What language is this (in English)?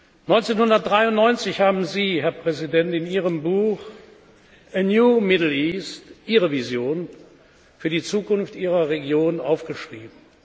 German